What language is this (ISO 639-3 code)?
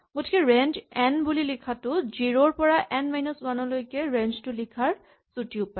asm